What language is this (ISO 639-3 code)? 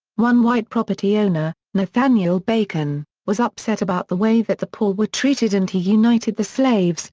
eng